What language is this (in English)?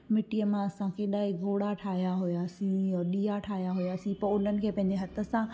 Sindhi